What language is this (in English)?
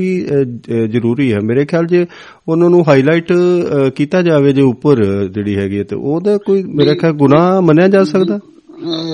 Punjabi